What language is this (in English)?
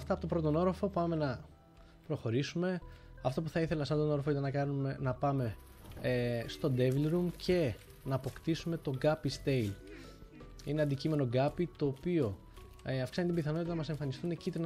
Greek